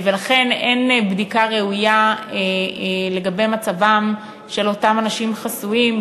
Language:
Hebrew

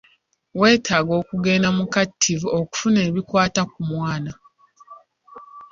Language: Ganda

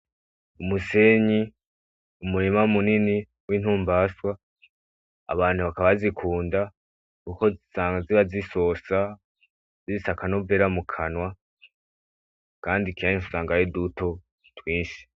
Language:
Rundi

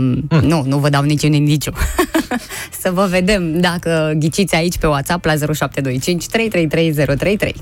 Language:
Romanian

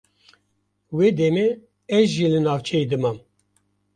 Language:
Kurdish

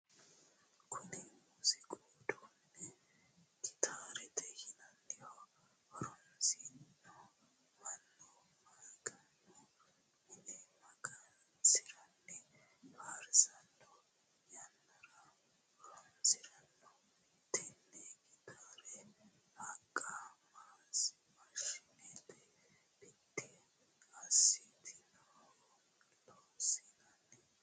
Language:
Sidamo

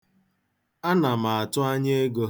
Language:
Igbo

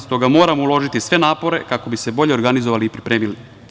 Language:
Serbian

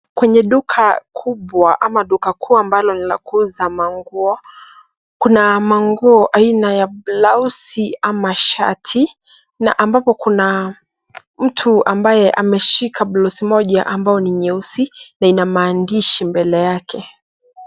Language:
Swahili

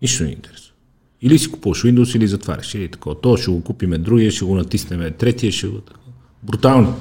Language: Bulgarian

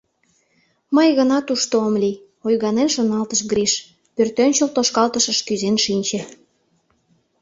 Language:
Mari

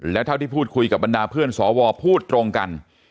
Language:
Thai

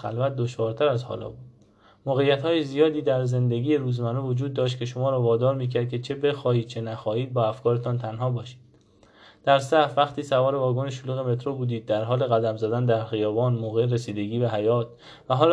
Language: Persian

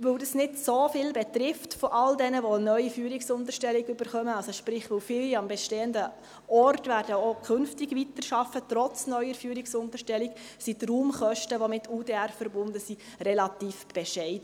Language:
Swiss German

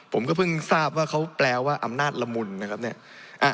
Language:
Thai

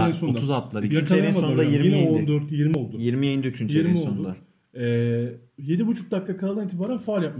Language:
Turkish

